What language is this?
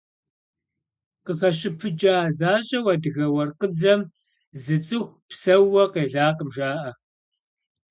Kabardian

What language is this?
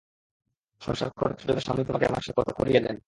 Bangla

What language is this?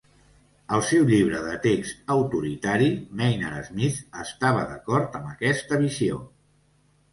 Catalan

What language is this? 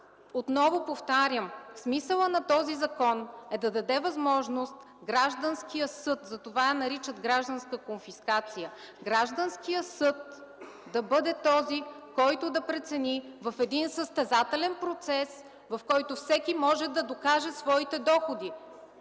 Bulgarian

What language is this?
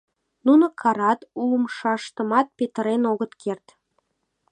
Mari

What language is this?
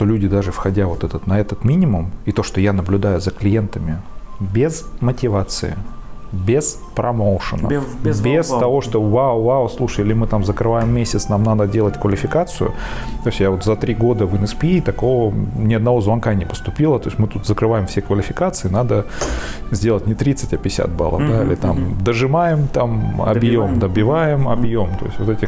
Russian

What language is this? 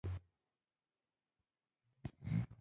Pashto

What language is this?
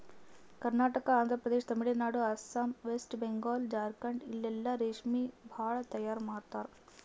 Kannada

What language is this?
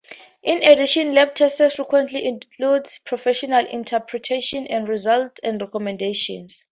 English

